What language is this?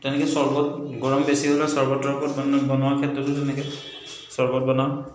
Assamese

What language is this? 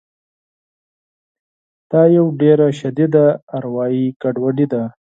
Pashto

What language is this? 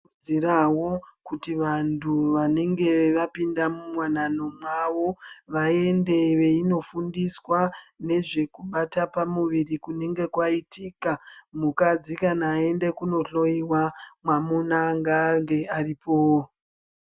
Ndau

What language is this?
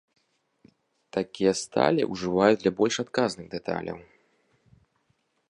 Belarusian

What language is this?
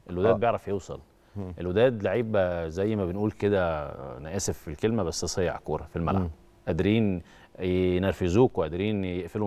Arabic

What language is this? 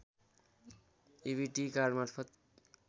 Nepali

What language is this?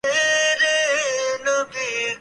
Urdu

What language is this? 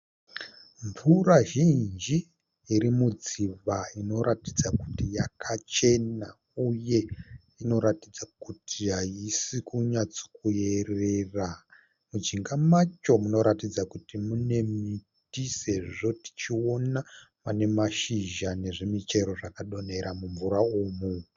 Shona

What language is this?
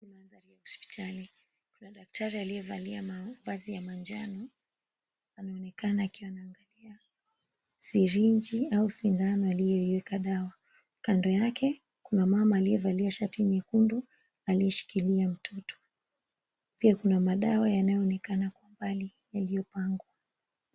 Swahili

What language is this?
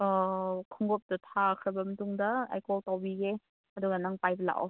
Manipuri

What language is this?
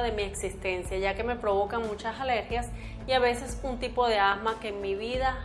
Spanish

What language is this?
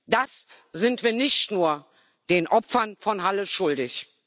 German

